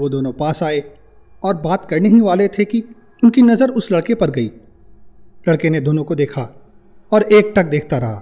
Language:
Hindi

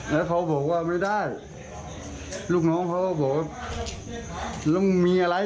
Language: Thai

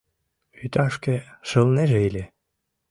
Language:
Mari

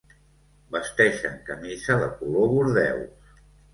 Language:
Catalan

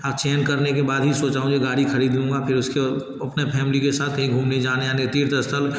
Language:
Hindi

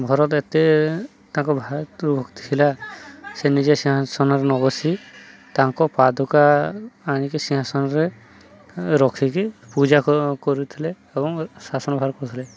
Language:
Odia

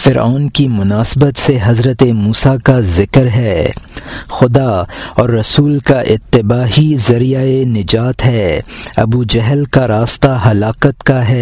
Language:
Urdu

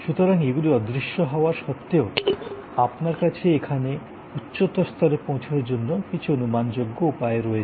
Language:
Bangla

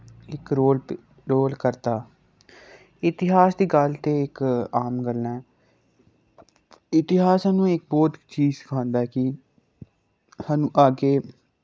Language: Dogri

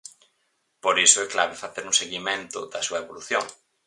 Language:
Galician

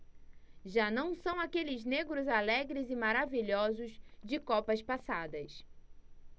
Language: Portuguese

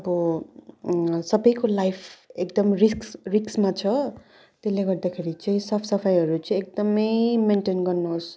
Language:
Nepali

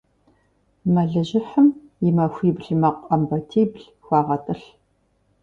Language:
Kabardian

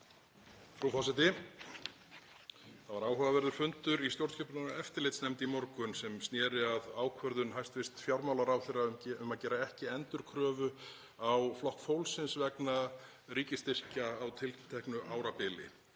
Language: Icelandic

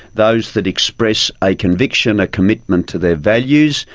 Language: English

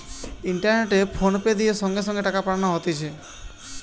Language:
Bangla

